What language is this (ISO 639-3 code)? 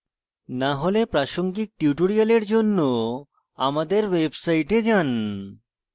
ben